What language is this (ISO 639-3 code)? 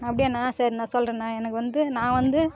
tam